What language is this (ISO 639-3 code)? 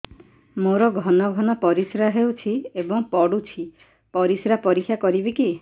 ori